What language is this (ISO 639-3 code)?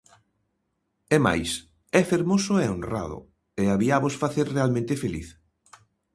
glg